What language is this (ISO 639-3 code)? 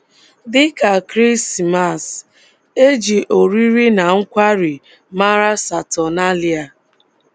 ibo